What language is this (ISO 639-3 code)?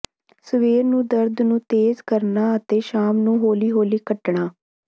pan